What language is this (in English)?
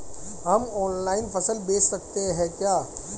Hindi